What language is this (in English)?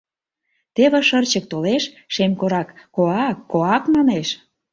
Mari